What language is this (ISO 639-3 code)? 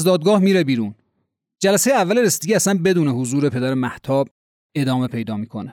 fas